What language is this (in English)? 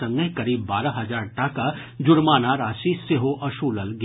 Maithili